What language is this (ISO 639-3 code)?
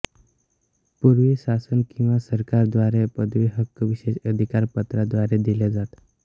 mar